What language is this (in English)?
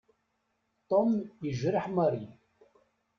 Kabyle